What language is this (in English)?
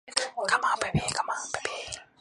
Chinese